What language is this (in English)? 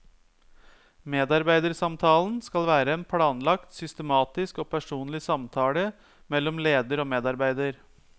Norwegian